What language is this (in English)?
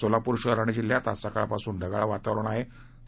Marathi